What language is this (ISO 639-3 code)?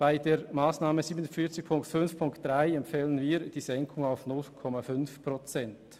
gsw